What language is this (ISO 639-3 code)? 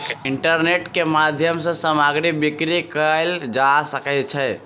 mai